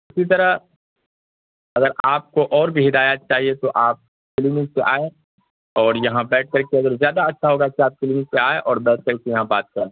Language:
Urdu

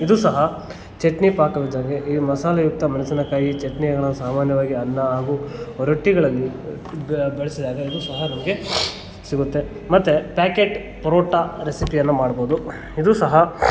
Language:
Kannada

